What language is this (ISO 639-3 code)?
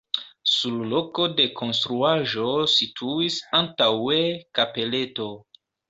epo